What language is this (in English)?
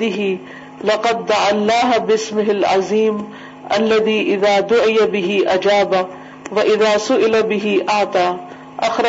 Urdu